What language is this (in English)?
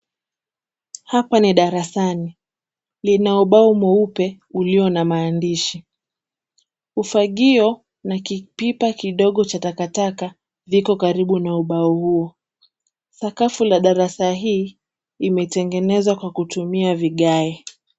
Swahili